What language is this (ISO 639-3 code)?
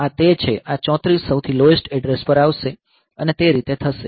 guj